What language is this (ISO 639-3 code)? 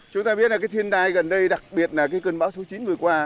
vie